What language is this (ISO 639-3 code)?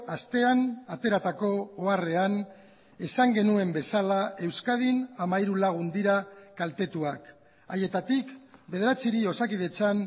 eus